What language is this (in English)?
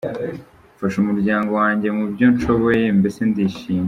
Kinyarwanda